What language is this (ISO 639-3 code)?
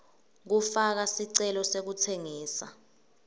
ssw